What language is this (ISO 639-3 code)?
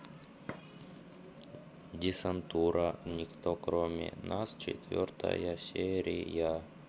rus